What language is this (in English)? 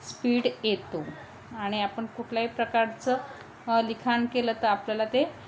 Marathi